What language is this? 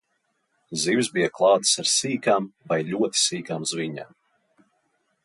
Latvian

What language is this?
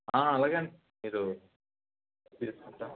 Telugu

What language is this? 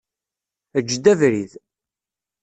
Kabyle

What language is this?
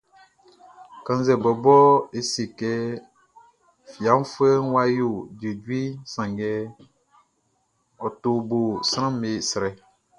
Baoulé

